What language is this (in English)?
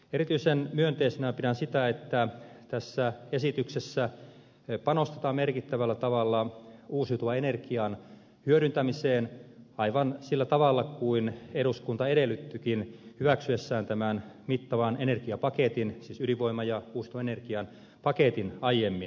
Finnish